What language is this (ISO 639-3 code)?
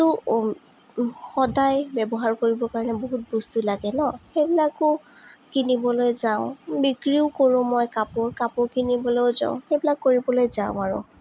asm